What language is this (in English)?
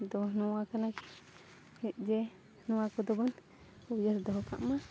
Santali